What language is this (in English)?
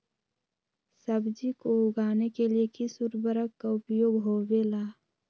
Magahi